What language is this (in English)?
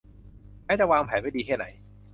Thai